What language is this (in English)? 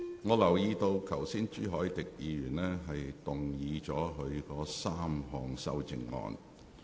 Cantonese